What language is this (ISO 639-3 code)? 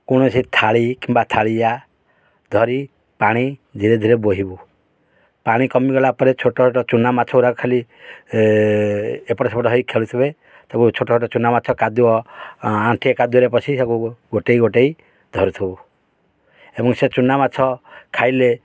ori